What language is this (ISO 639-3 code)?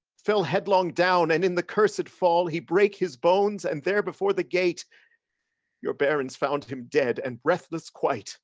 eng